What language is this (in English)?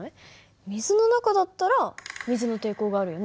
Japanese